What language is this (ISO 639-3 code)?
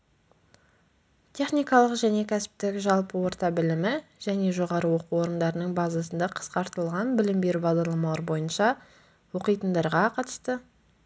kaz